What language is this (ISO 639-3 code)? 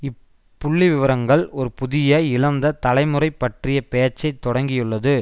tam